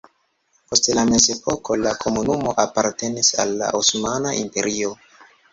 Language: Esperanto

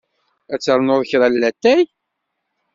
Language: Kabyle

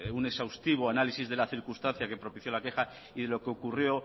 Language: Spanish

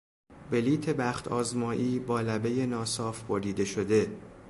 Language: Persian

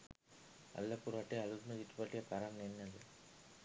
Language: Sinhala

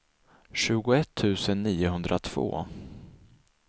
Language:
Swedish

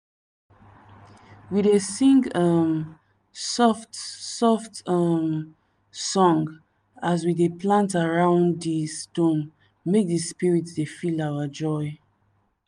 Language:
Nigerian Pidgin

